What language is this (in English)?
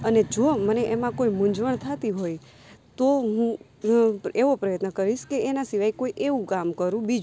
Gujarati